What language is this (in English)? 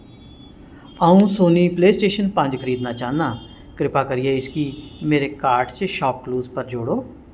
Dogri